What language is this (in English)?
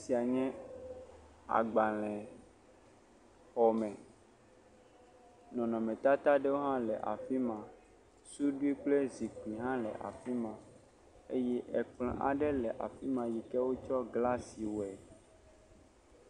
Ewe